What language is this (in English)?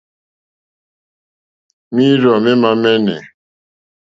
Mokpwe